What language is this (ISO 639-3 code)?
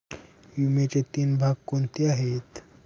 mar